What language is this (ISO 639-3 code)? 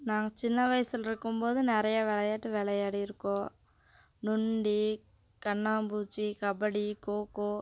tam